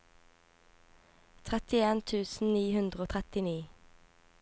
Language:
Norwegian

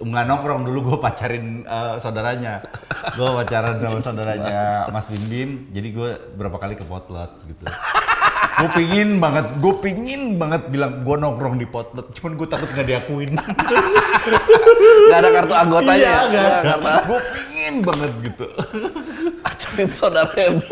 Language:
Indonesian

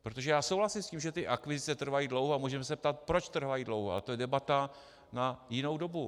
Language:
Czech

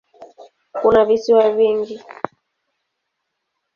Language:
Swahili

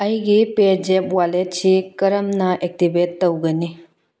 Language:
Manipuri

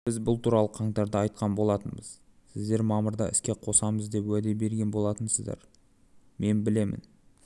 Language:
Kazakh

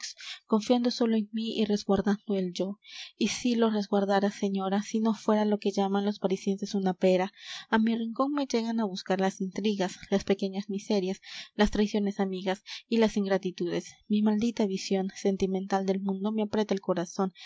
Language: Spanish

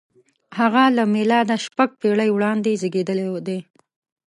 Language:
Pashto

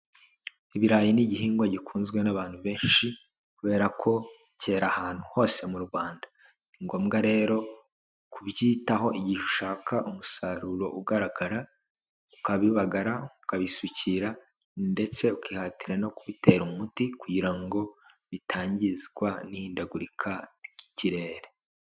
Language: Kinyarwanda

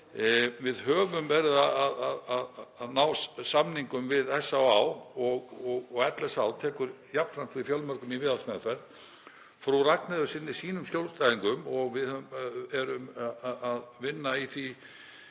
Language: Icelandic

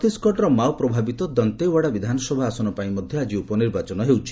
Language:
Odia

